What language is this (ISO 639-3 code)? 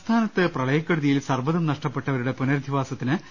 mal